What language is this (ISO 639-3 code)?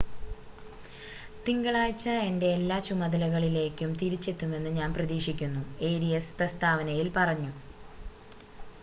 mal